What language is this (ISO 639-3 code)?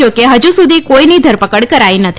guj